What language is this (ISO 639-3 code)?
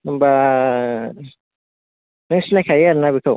brx